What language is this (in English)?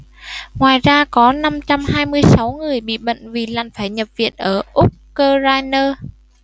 Vietnamese